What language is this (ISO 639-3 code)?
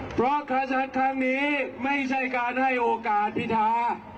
tha